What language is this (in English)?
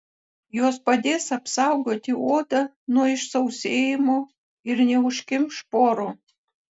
Lithuanian